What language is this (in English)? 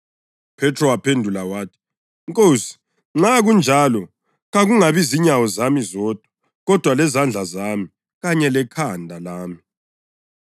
North Ndebele